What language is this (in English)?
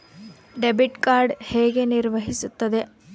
Kannada